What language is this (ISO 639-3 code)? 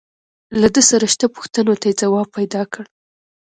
pus